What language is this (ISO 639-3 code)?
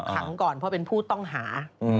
tha